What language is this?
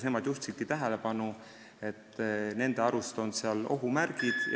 Estonian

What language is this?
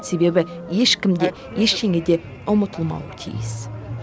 Kazakh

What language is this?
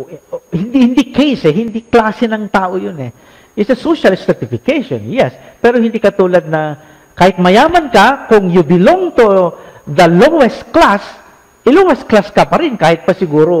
Filipino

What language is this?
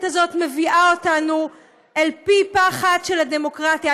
Hebrew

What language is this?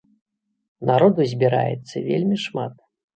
Belarusian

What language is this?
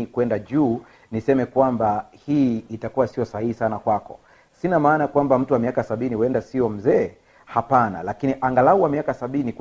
Swahili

